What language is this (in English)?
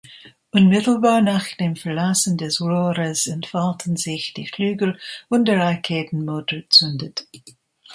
German